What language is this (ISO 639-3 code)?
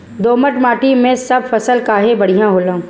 bho